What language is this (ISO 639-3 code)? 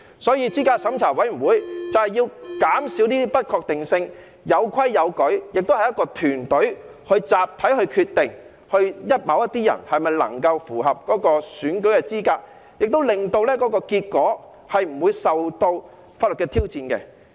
yue